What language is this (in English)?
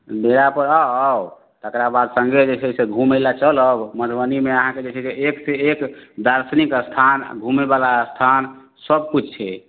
Maithili